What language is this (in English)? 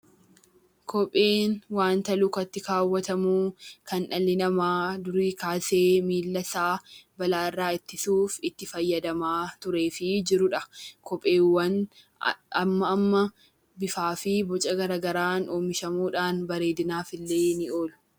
Oromo